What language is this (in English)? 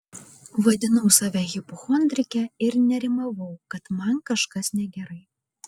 Lithuanian